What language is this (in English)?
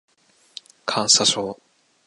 Japanese